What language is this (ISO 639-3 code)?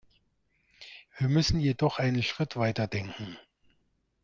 deu